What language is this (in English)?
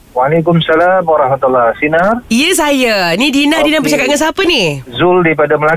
Malay